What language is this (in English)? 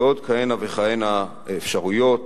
Hebrew